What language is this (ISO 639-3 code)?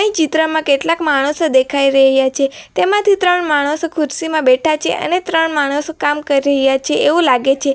guj